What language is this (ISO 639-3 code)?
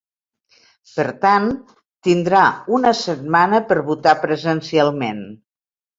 cat